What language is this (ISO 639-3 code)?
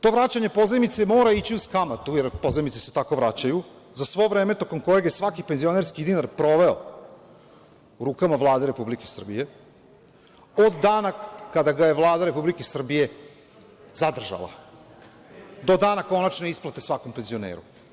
srp